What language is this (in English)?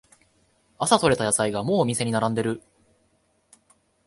Japanese